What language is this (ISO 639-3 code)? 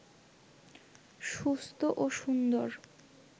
ben